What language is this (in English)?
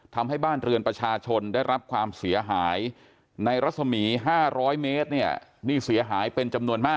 Thai